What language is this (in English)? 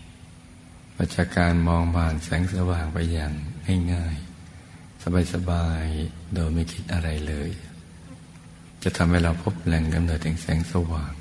Thai